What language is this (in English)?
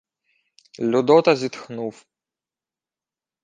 Ukrainian